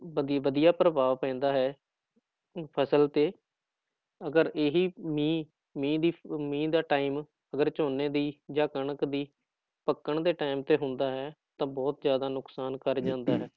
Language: Punjabi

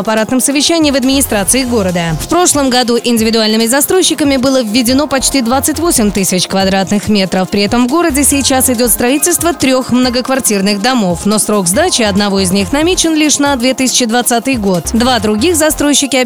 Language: Russian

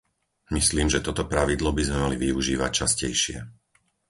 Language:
Slovak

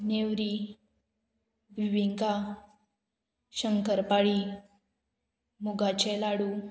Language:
Konkani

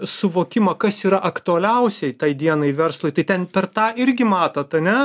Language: Lithuanian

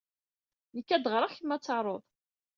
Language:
Kabyle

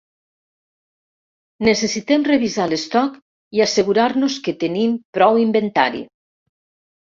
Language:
Catalan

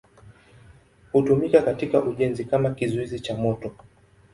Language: Swahili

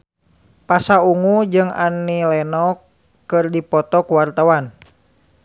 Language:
Sundanese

